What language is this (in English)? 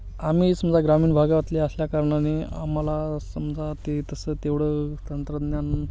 Marathi